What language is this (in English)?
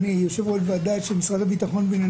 Hebrew